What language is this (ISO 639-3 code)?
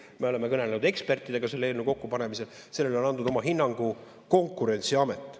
est